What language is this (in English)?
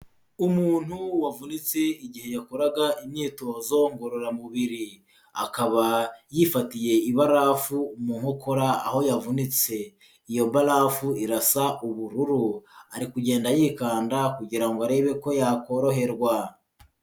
Kinyarwanda